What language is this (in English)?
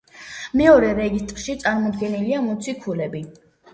Georgian